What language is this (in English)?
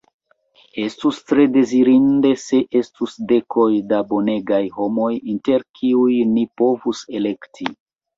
Esperanto